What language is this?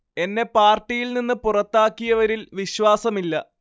Malayalam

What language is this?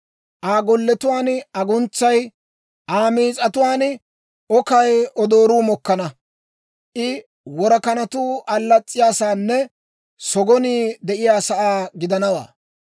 Dawro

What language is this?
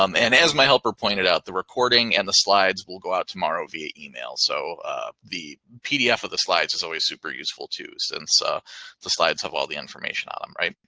English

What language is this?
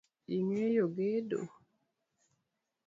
Luo (Kenya and Tanzania)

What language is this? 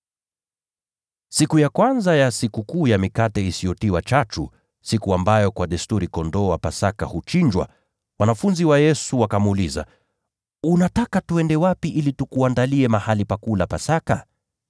Swahili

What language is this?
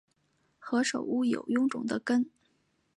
Chinese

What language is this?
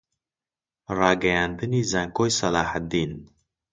Central Kurdish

